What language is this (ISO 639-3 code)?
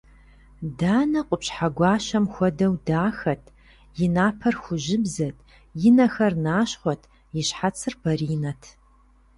kbd